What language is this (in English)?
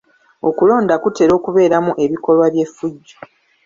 Ganda